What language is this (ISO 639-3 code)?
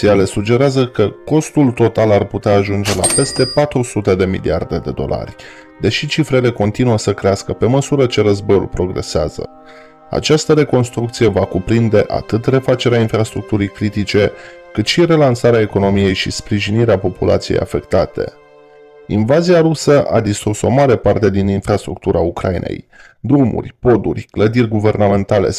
ron